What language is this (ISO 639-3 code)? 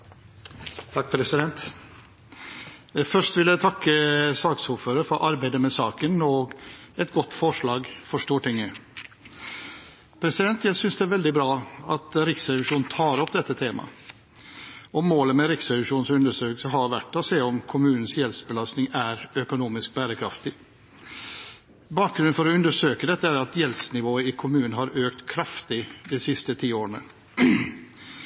nor